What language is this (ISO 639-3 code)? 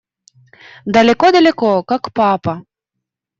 rus